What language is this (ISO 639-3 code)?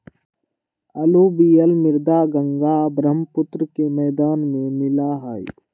mag